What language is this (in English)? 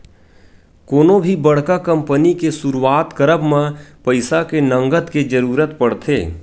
Chhattisgarhi